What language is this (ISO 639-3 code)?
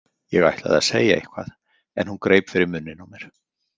isl